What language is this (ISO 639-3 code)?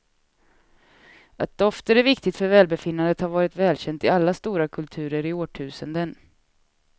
swe